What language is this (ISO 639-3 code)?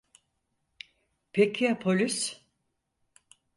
tur